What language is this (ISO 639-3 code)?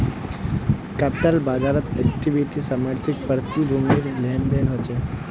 mag